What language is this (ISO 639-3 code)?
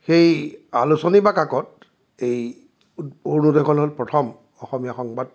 asm